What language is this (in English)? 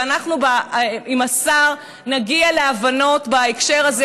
Hebrew